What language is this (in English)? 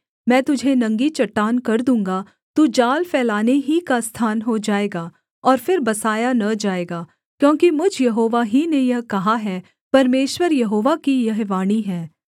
Hindi